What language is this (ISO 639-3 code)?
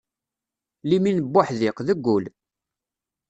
kab